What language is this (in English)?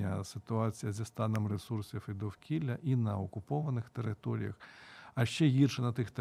Ukrainian